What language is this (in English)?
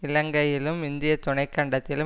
Tamil